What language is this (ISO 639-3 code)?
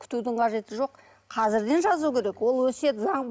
kaz